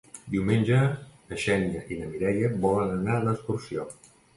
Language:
Catalan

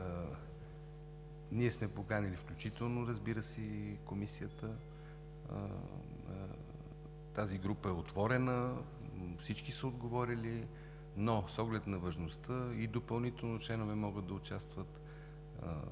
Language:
Bulgarian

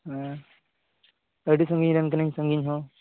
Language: Santali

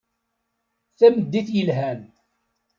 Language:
Kabyle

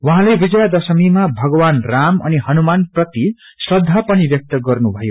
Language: Nepali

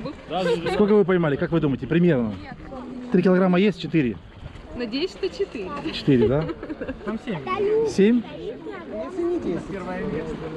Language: Russian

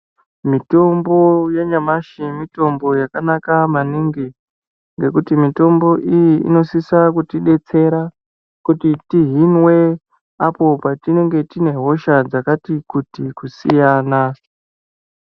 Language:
Ndau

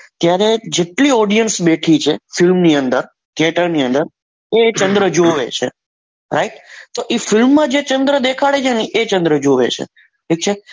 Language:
Gujarati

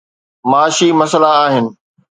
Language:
Sindhi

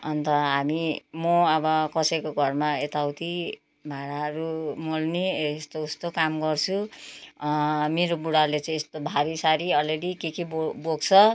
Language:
Nepali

